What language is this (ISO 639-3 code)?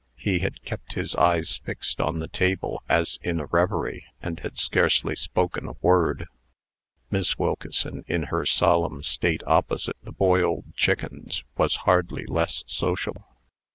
eng